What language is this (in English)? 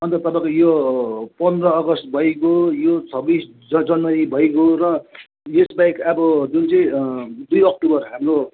Nepali